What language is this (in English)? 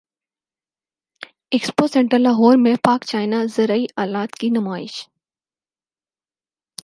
Urdu